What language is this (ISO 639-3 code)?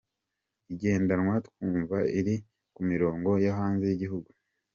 kin